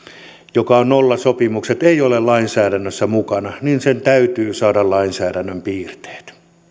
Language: Finnish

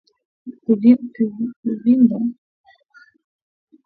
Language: Swahili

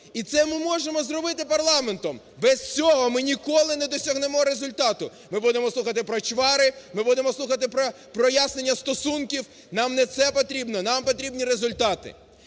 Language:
Ukrainian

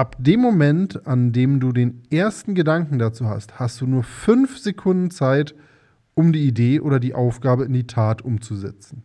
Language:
German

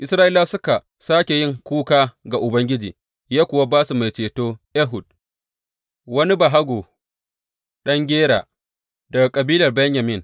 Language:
Hausa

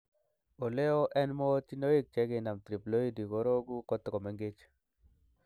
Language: Kalenjin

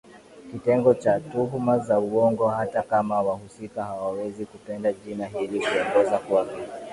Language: Swahili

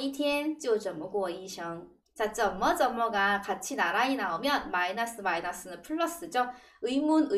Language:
Korean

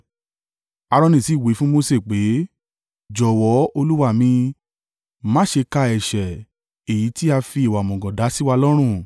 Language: Yoruba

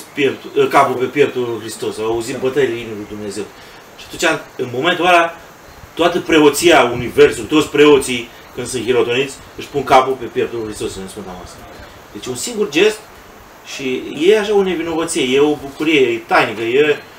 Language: Romanian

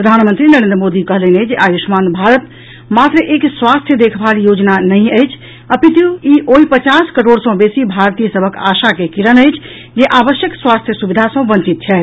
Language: Maithili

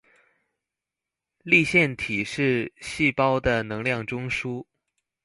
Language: Chinese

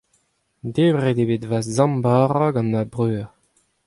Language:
Breton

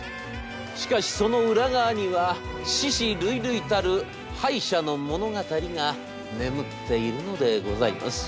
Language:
Japanese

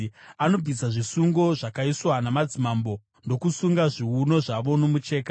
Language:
Shona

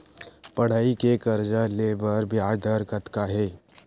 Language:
Chhattisgarhi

